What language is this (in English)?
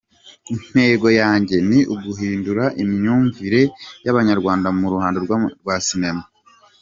Kinyarwanda